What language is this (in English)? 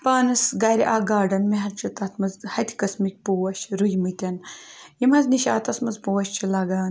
Kashmiri